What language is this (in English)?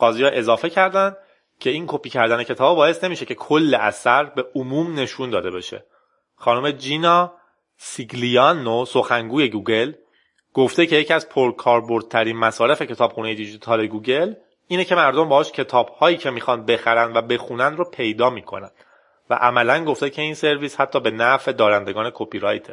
Persian